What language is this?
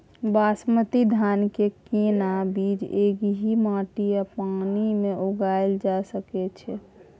Maithili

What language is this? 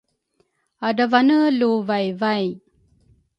Rukai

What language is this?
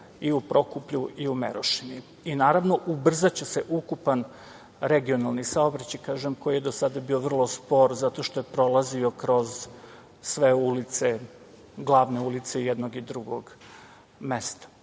Serbian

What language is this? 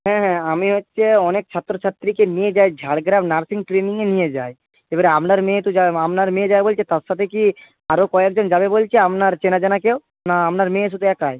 Bangla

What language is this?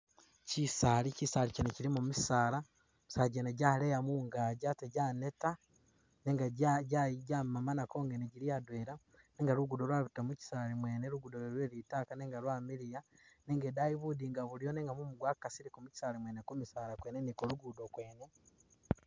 Masaaba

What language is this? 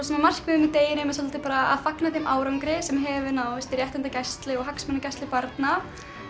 Icelandic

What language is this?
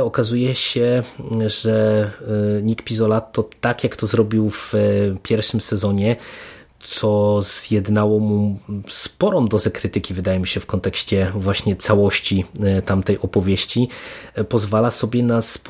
Polish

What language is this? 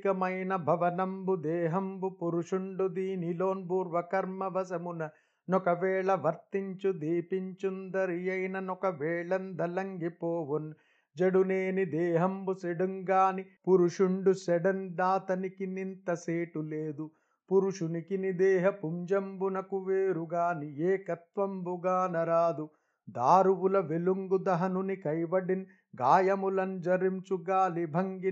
Telugu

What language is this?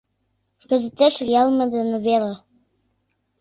Mari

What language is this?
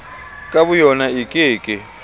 Southern Sotho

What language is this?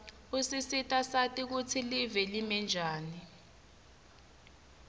Swati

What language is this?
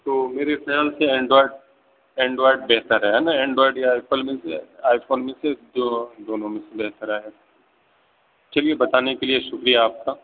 Urdu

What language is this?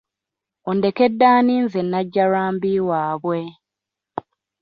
Ganda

